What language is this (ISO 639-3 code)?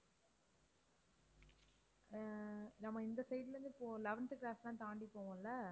tam